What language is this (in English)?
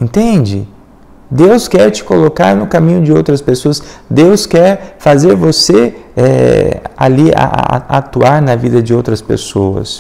Portuguese